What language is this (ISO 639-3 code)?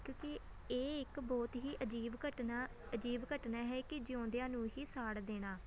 pan